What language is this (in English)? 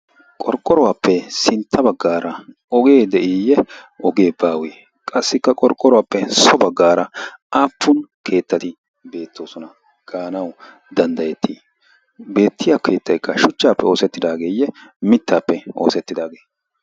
Wolaytta